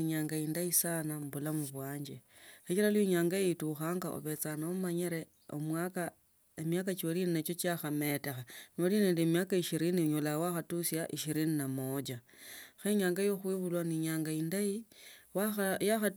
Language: Tsotso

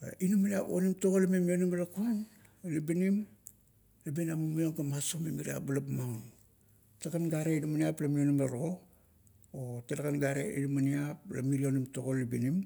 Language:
Kuot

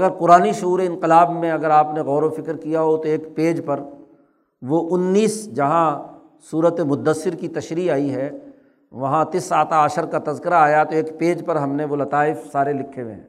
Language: Urdu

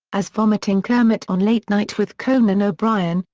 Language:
English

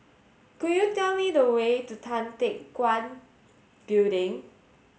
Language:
English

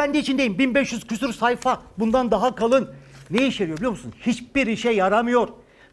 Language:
Turkish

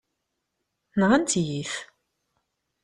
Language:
Kabyle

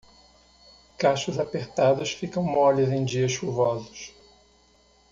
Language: Portuguese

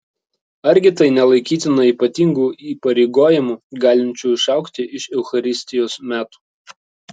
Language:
Lithuanian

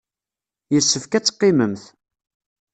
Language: Kabyle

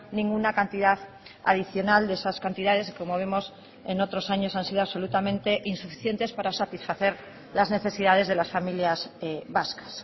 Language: Spanish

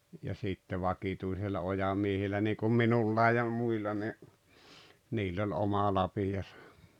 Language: Finnish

